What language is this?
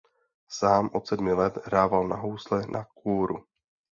Czech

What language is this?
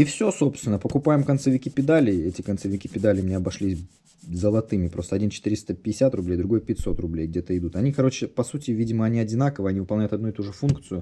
Russian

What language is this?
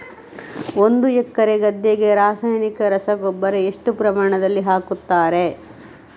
Kannada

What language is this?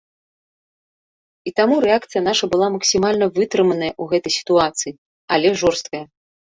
Belarusian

